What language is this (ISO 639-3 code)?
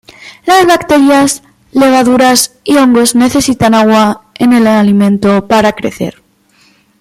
spa